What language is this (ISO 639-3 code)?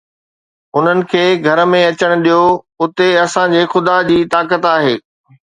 snd